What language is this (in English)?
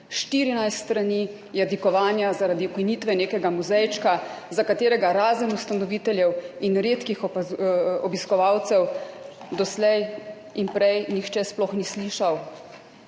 Slovenian